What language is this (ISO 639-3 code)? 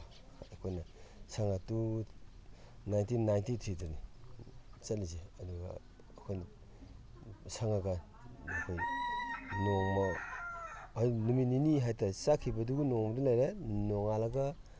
mni